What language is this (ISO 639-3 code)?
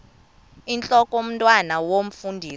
xho